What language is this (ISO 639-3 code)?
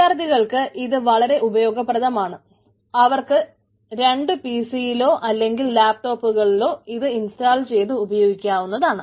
mal